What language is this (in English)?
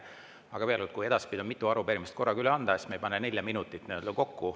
Estonian